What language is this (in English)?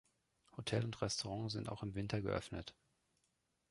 German